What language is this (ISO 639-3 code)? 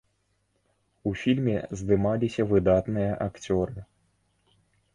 bel